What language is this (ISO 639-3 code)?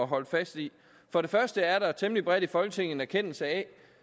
dan